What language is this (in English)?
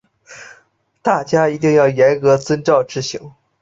Chinese